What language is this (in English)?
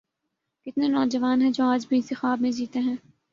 Urdu